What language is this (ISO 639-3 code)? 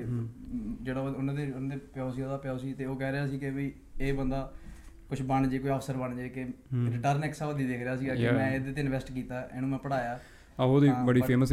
pan